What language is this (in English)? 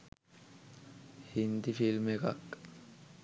Sinhala